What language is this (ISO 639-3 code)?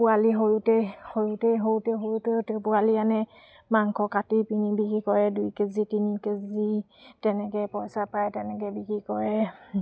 asm